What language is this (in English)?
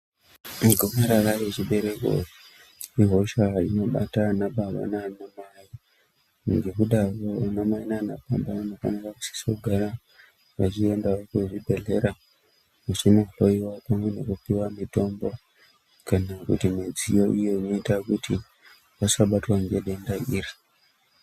Ndau